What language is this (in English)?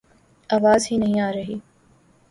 Urdu